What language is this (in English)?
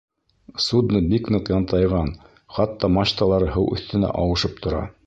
Bashkir